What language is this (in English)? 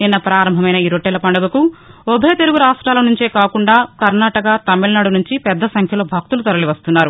Telugu